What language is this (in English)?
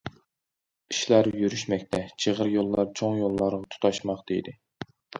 Uyghur